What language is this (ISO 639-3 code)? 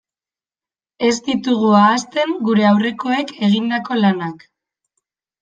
eus